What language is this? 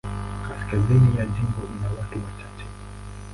Swahili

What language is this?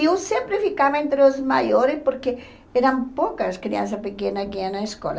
Portuguese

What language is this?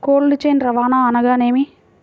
Telugu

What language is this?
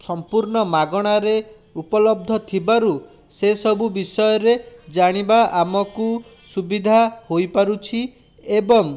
Odia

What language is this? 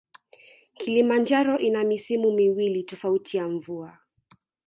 Swahili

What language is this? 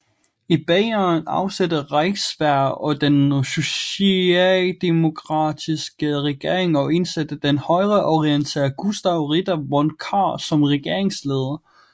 Danish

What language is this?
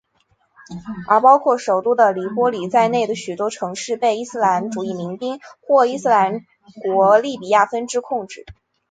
Chinese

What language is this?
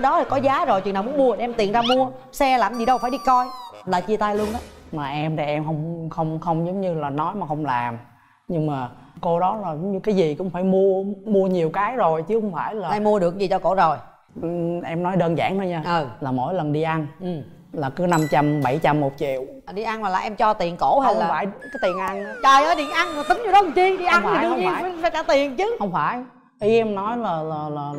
Vietnamese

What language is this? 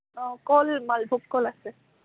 Assamese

